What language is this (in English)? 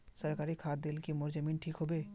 Magahi